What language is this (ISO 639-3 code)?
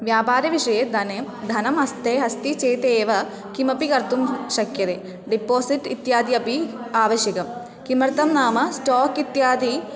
san